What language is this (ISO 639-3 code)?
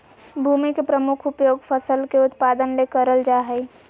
mag